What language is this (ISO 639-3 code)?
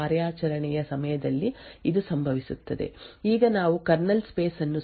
kan